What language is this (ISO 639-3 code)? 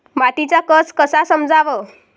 mar